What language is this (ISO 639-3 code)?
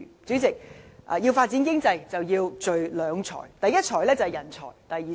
yue